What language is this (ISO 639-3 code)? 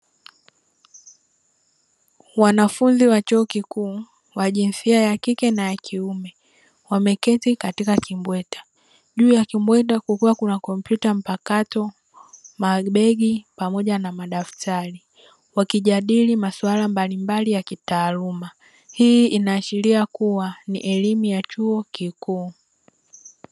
swa